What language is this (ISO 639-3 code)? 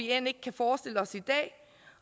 dan